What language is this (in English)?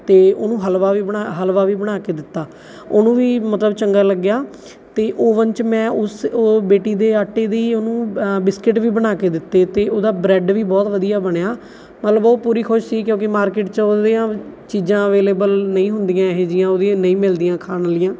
Punjabi